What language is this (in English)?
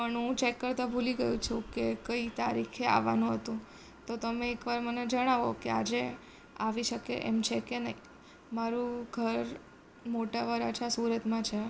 Gujarati